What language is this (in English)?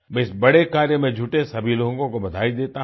Hindi